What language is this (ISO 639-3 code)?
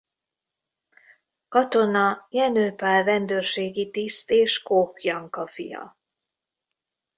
hun